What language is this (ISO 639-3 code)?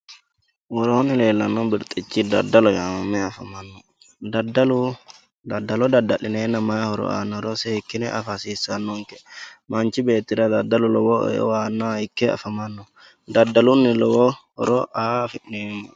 sid